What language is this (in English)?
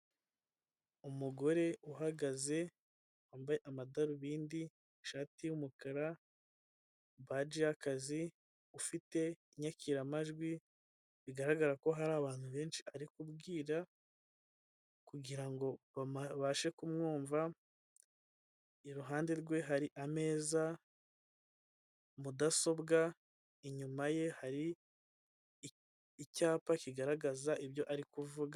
Kinyarwanda